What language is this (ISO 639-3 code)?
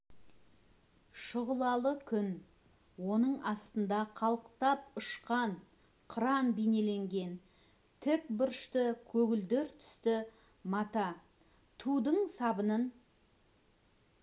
kaz